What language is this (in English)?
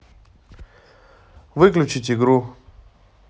Russian